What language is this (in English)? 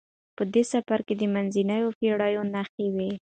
Pashto